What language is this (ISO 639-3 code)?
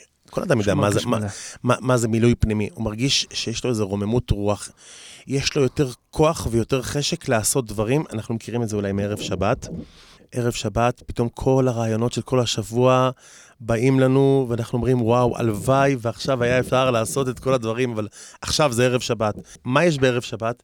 heb